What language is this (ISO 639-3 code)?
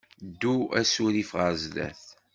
kab